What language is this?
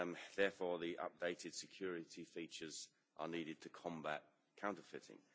English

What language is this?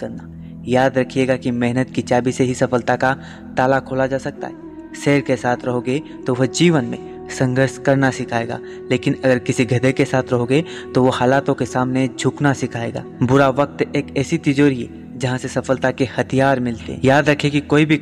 Hindi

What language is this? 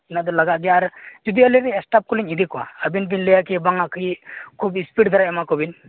Santali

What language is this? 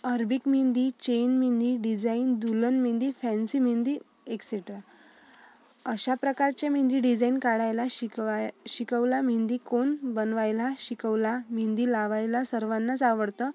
Marathi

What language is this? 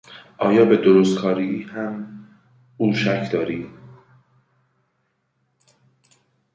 Persian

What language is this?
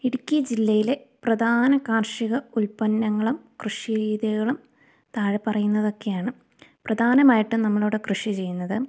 Malayalam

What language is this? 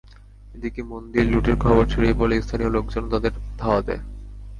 Bangla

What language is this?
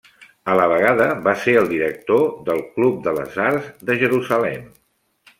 Catalan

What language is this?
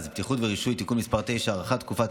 Hebrew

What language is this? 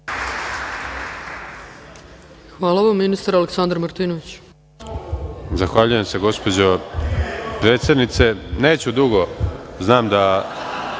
Serbian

